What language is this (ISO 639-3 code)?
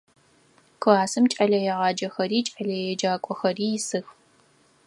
ady